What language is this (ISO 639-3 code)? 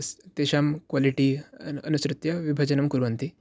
san